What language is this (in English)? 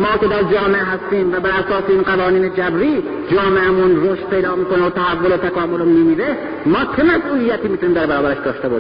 Persian